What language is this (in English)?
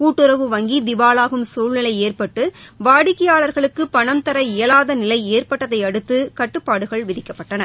Tamil